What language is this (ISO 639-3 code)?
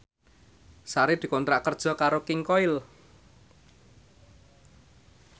jav